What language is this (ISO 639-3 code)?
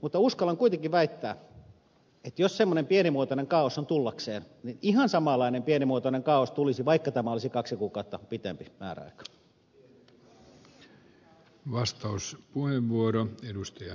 fin